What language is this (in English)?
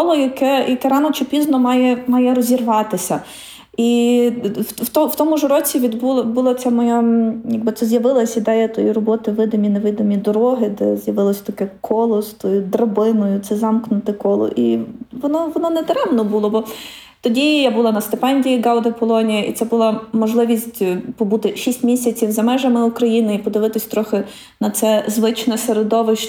Ukrainian